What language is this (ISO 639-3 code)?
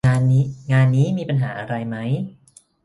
tha